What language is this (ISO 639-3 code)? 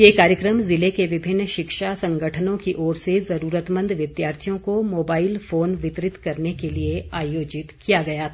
hin